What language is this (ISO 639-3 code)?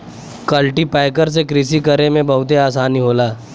bho